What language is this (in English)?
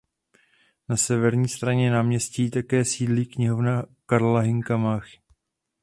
Czech